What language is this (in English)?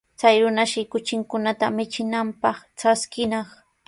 Sihuas Ancash Quechua